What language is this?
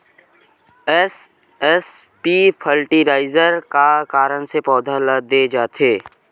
Chhattisgarhi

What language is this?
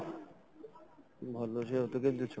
Odia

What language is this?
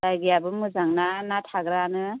Bodo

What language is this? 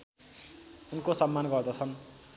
Nepali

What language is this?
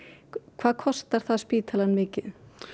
Icelandic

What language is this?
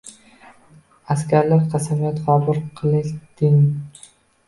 Uzbek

